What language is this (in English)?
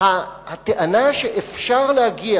Hebrew